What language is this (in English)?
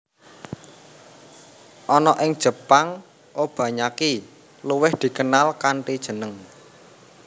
Javanese